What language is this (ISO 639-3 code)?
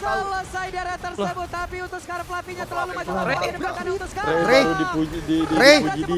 ind